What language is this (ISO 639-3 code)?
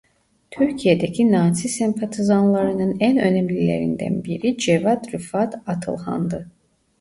tur